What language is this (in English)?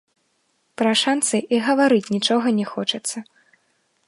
Belarusian